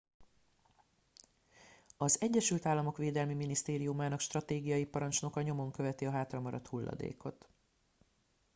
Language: Hungarian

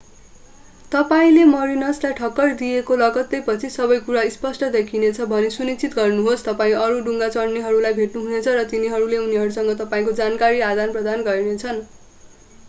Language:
Nepali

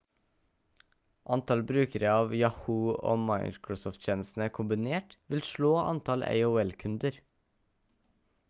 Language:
Norwegian Bokmål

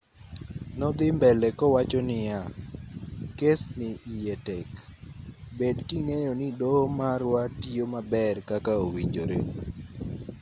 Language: Luo (Kenya and Tanzania)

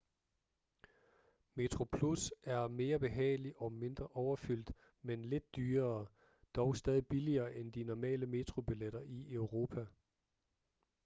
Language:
Danish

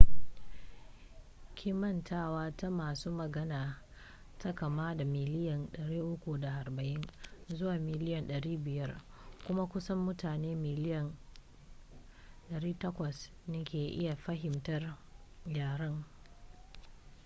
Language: Hausa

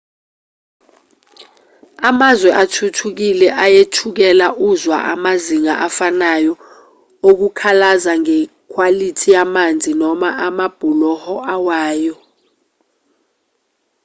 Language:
Zulu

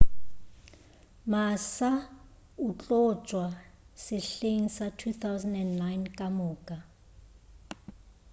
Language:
Northern Sotho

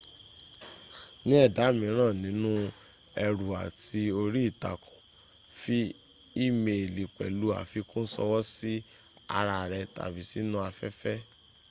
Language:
Yoruba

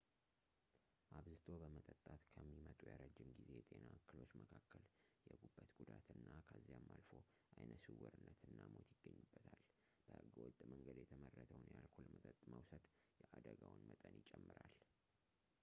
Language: Amharic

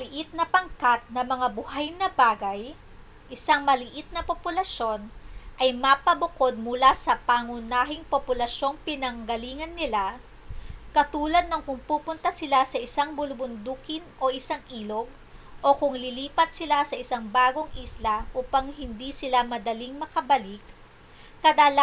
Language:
Filipino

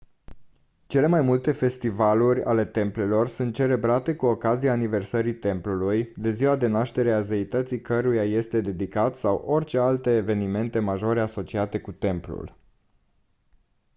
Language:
Romanian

